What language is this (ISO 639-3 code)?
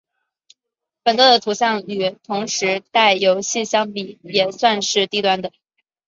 zho